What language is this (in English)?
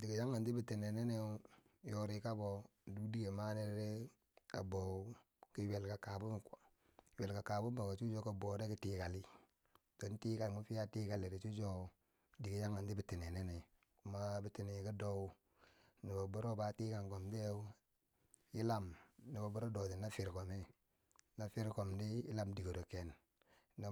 Bangwinji